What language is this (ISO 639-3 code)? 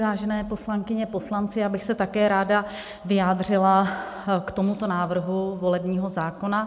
ces